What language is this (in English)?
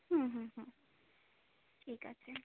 Bangla